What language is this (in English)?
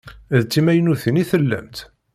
Kabyle